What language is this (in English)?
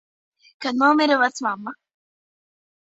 Latvian